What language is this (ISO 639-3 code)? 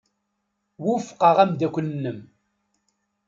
kab